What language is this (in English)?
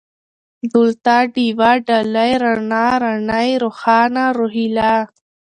Pashto